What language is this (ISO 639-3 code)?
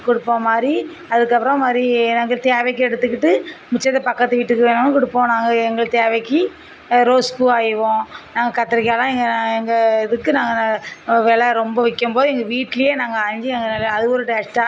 tam